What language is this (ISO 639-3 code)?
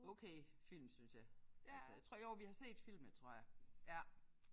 dan